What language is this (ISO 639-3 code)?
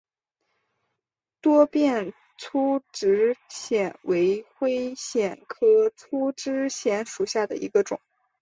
zho